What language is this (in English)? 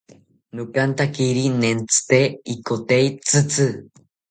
South Ucayali Ashéninka